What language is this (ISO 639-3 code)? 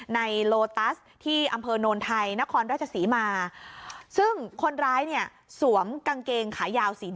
tha